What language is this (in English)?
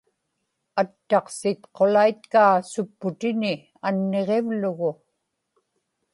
Inupiaq